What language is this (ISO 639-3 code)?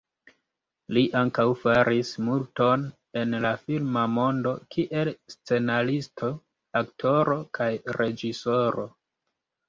epo